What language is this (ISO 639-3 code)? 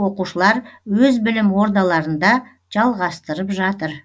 kaz